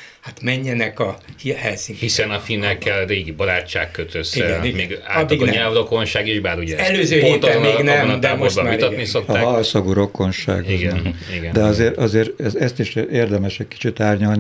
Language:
Hungarian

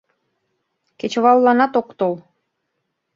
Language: Mari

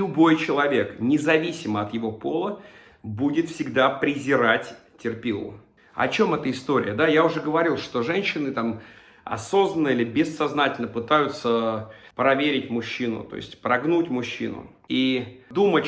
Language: Russian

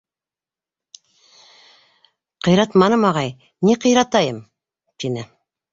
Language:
Bashkir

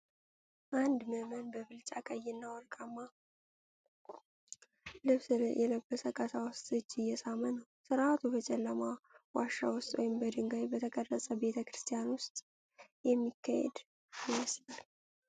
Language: Amharic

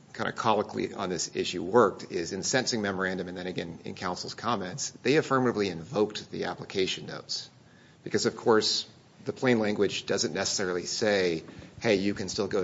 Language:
English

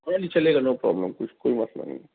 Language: Urdu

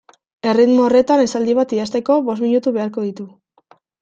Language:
Basque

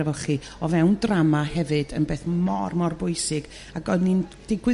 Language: Welsh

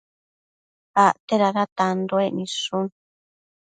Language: Matsés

